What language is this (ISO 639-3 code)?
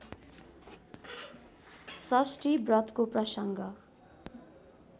nep